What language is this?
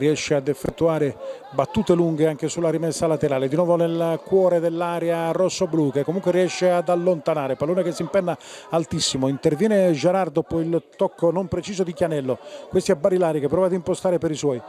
Italian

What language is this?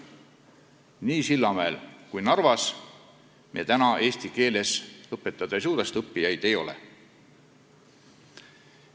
Estonian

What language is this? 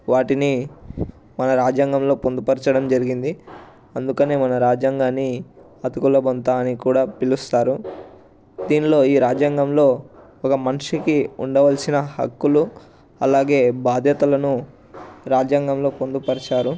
Telugu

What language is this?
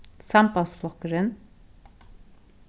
Faroese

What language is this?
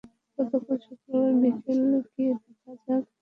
Bangla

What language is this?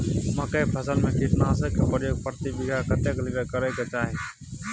Maithili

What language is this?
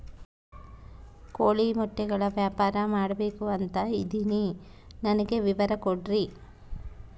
Kannada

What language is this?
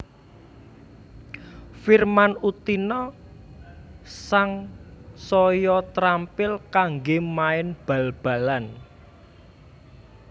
Javanese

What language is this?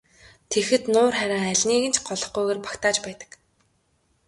Mongolian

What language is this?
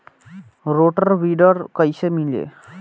Bhojpuri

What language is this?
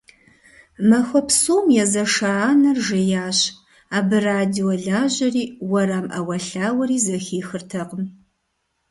Kabardian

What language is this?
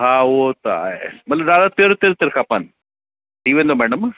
Sindhi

